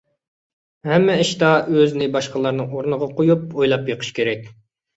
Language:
Uyghur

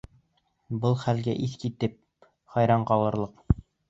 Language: Bashkir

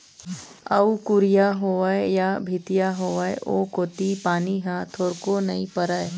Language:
Chhattisgarhi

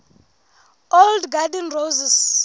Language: Southern Sotho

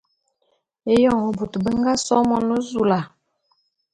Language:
Bulu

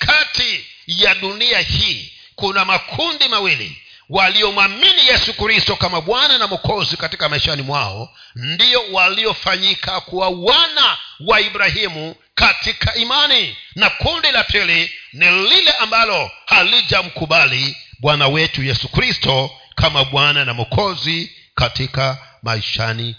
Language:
Swahili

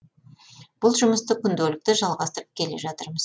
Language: Kazakh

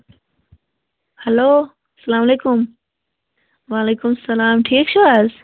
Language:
Kashmiri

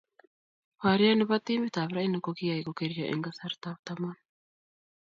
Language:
Kalenjin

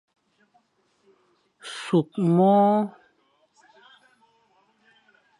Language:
Fang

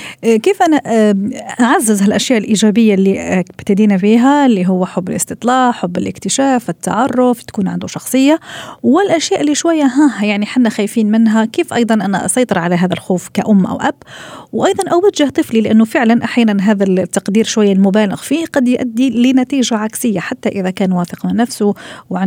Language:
Arabic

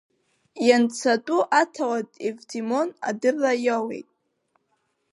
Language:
Abkhazian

